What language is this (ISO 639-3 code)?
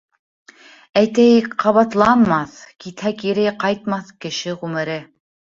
bak